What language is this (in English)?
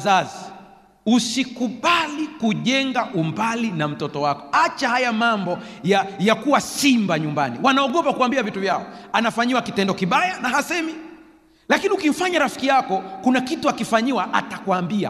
Swahili